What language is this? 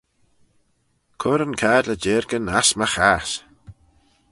Manx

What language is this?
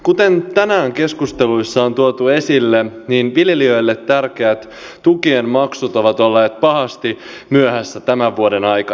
Finnish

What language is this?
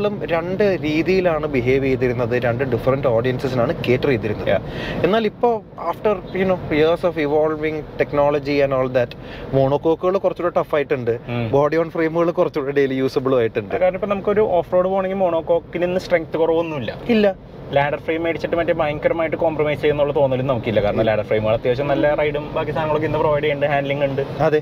Malayalam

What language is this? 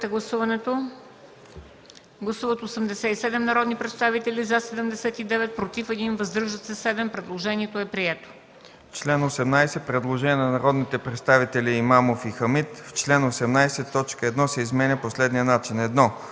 Bulgarian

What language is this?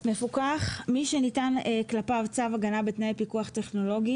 Hebrew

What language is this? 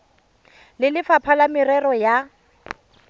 Tswana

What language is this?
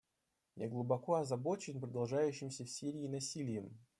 Russian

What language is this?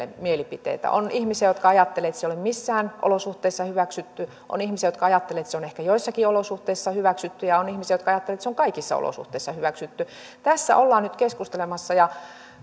Finnish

